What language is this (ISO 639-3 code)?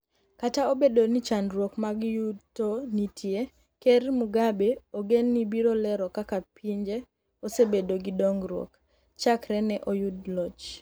luo